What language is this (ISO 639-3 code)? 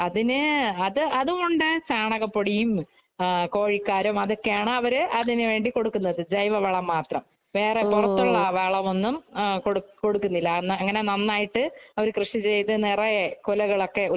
mal